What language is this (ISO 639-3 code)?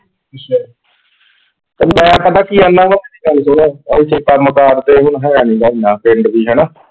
pan